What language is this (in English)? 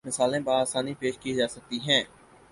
Urdu